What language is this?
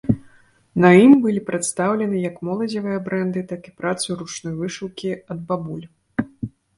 Belarusian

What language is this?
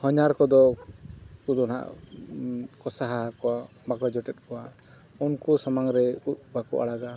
Santali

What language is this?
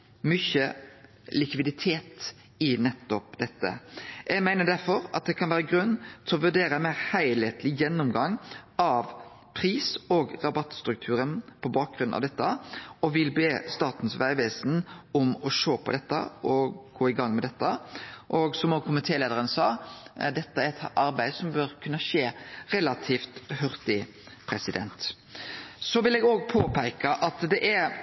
Norwegian Nynorsk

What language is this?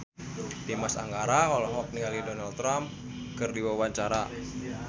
Sundanese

